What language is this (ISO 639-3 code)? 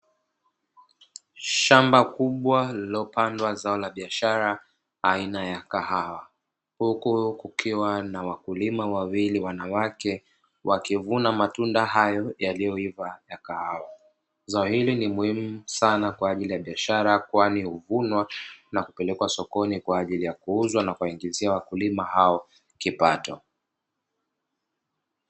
swa